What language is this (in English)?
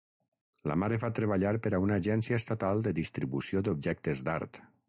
Catalan